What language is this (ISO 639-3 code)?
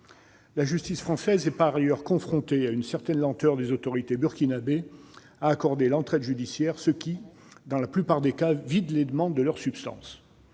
fra